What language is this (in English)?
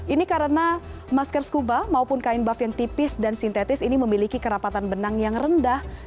Indonesian